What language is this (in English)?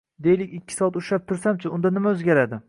Uzbek